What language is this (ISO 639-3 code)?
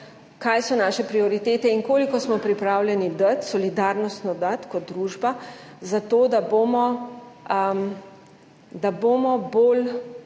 slv